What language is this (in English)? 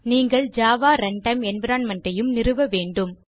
Tamil